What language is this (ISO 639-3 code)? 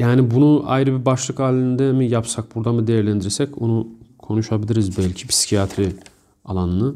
tur